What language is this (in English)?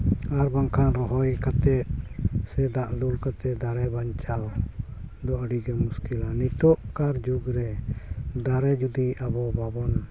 Santali